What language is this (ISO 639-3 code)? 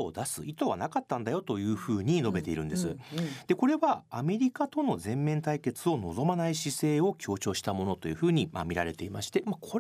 jpn